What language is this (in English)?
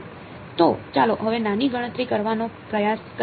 Gujarati